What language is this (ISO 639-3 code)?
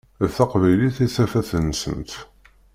kab